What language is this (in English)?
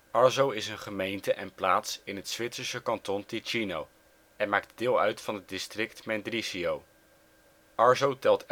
Dutch